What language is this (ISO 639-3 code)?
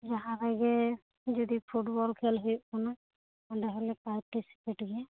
sat